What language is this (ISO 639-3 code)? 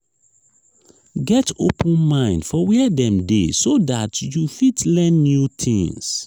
pcm